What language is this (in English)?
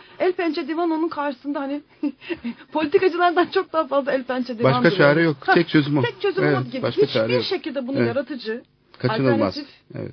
Turkish